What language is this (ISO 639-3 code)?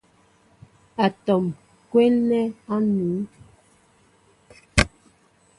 mbo